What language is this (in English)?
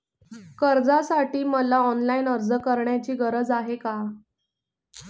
Marathi